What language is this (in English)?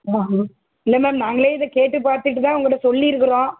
Tamil